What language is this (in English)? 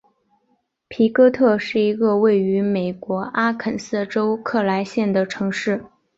Chinese